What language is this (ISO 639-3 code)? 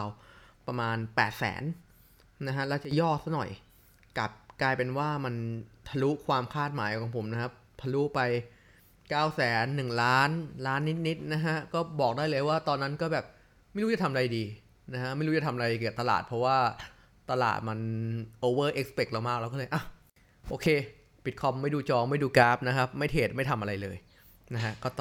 tha